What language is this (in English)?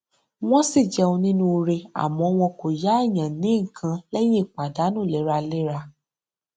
Yoruba